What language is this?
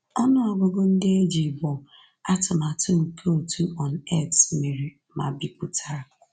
Igbo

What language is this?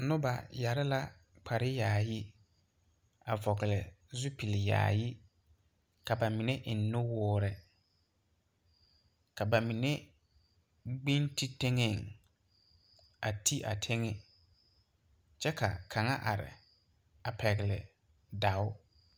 Southern Dagaare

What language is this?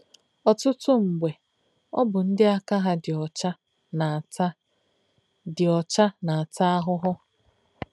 Igbo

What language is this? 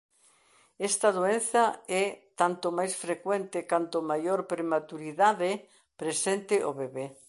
Galician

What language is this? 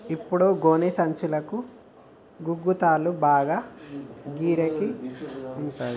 Telugu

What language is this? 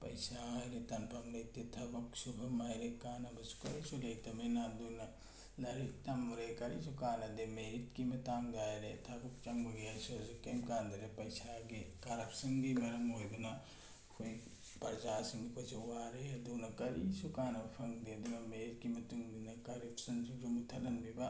Manipuri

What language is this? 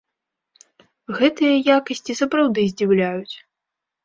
Belarusian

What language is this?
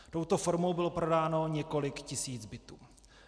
Czech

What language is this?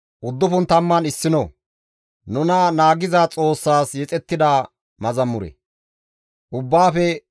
Gamo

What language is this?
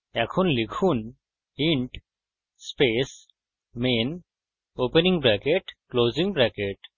Bangla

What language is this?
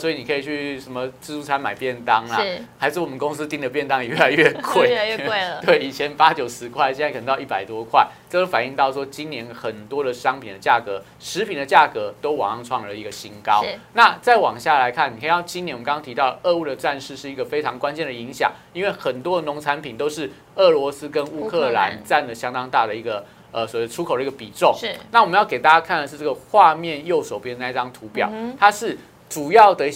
Chinese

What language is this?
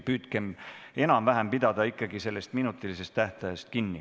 Estonian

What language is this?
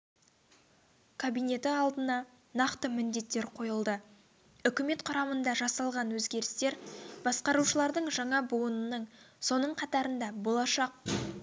Kazakh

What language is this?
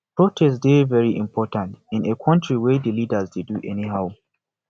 Nigerian Pidgin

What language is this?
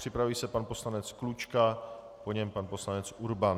Czech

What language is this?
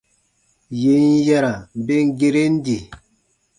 Baatonum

